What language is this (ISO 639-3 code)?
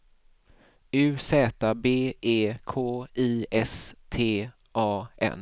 swe